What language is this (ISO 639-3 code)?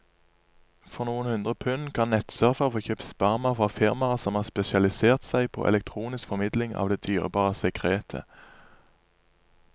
nor